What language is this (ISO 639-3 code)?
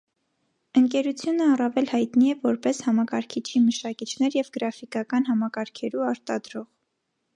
hye